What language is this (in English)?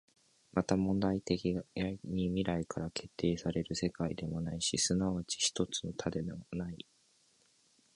Japanese